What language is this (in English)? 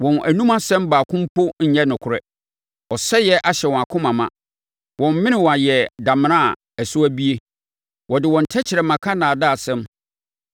Akan